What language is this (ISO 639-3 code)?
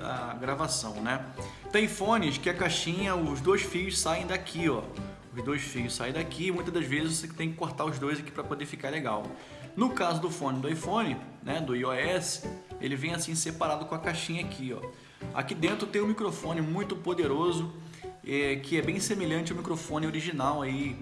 por